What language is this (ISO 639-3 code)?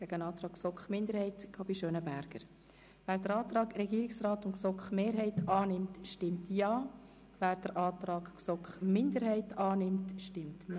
gsw